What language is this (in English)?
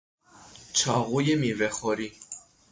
Persian